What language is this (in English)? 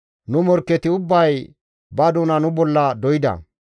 Gamo